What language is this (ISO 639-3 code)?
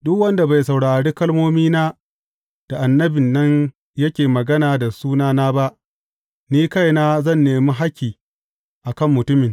hau